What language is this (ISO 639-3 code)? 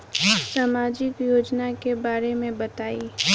bho